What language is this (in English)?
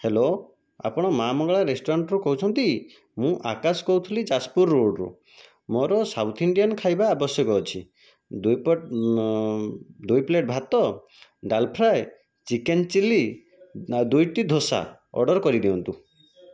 Odia